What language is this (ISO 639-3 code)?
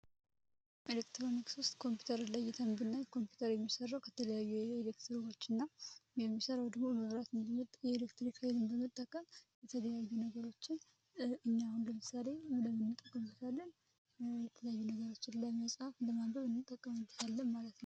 amh